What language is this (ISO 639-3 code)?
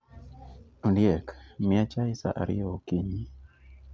luo